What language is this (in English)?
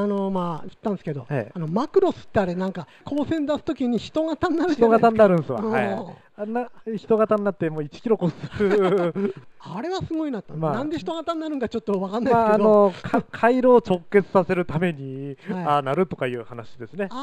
Japanese